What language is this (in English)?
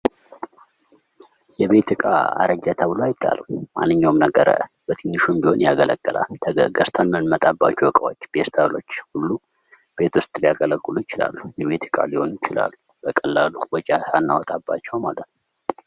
Amharic